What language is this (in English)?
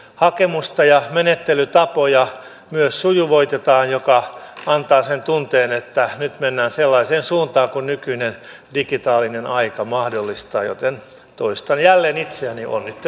Finnish